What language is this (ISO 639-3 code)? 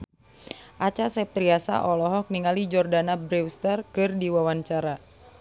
sun